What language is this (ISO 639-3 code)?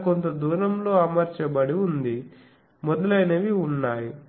tel